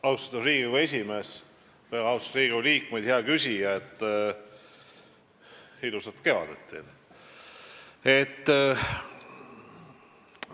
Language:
Estonian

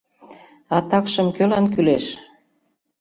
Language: Mari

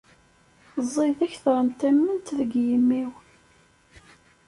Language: Kabyle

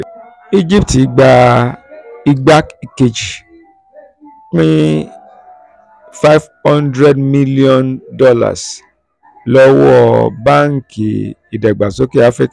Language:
Yoruba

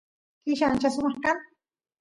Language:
Santiago del Estero Quichua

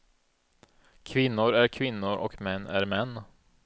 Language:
Swedish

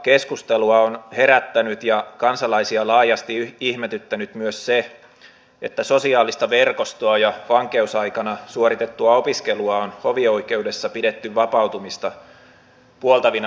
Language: Finnish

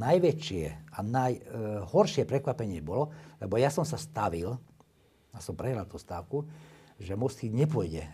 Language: Slovak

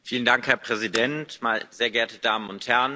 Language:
German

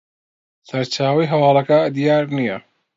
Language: Central Kurdish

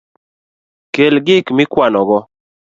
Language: Luo (Kenya and Tanzania)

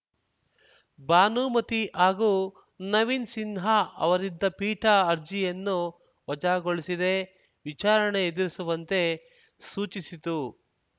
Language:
Kannada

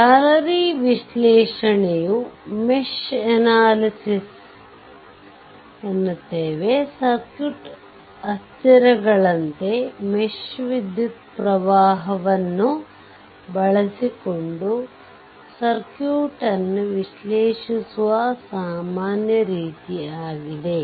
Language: Kannada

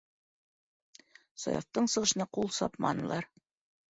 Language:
Bashkir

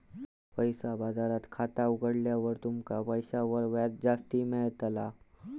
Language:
Marathi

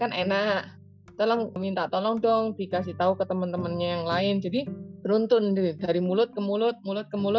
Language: Indonesian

